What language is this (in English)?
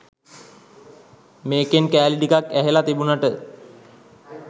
Sinhala